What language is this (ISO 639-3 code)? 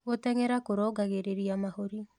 kik